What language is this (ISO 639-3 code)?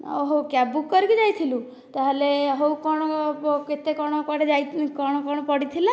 ori